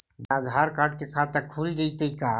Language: Magahi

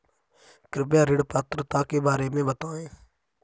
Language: Hindi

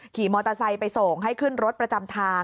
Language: Thai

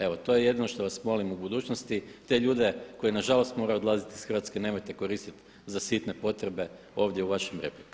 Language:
Croatian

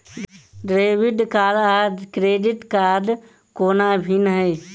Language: Maithili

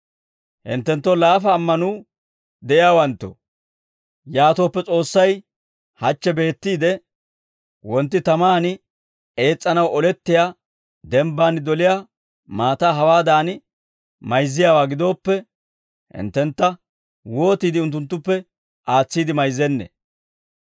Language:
Dawro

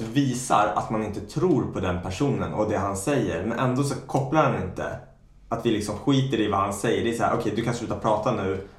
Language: Swedish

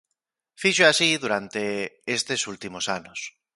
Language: Galician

